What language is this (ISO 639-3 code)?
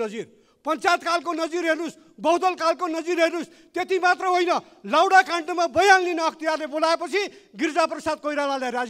ron